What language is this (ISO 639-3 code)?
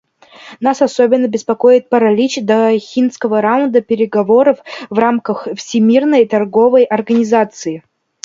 rus